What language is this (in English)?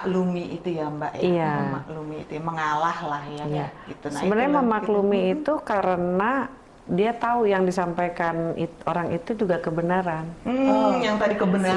Indonesian